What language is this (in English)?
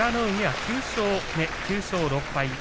Japanese